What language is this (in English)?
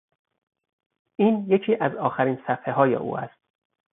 Persian